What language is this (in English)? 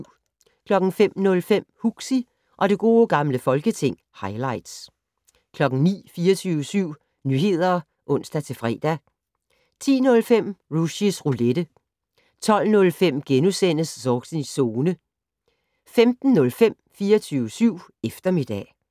Danish